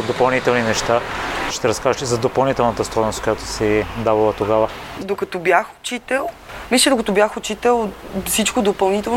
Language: Bulgarian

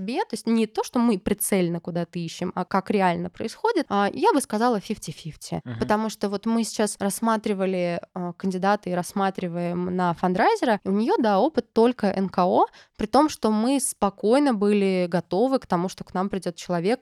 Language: Russian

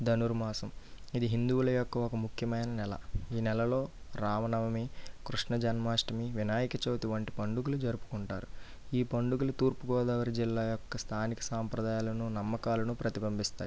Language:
Telugu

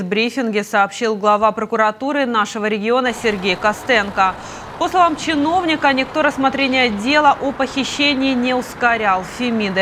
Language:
Russian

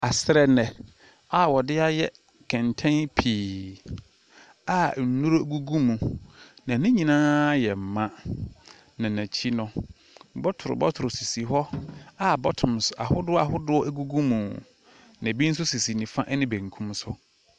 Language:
Akan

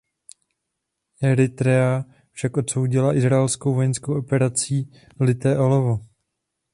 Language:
Czech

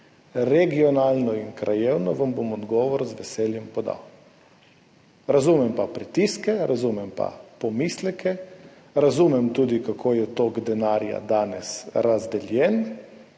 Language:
Slovenian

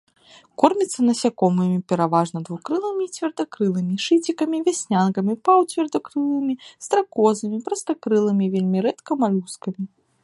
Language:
Belarusian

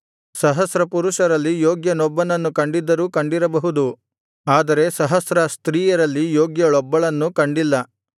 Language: Kannada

